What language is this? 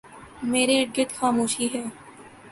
Urdu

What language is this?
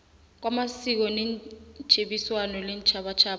South Ndebele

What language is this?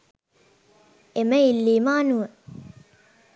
Sinhala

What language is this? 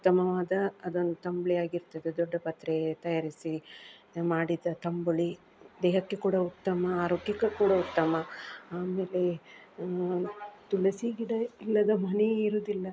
Kannada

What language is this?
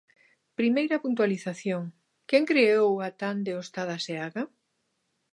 Galician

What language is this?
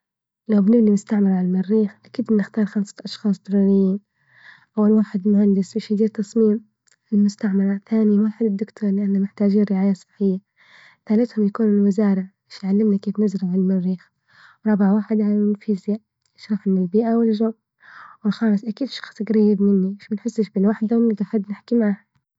Libyan Arabic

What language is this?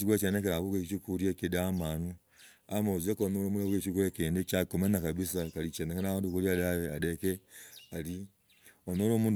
Logooli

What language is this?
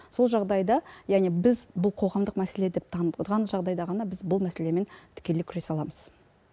Kazakh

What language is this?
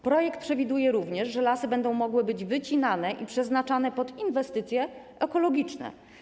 Polish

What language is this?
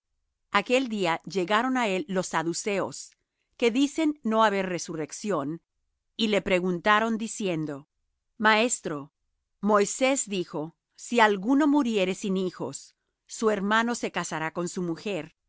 Spanish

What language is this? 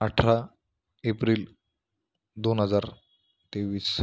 Marathi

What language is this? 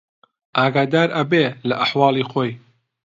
Central Kurdish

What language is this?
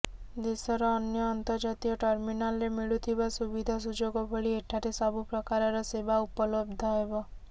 Odia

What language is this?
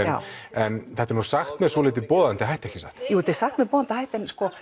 Icelandic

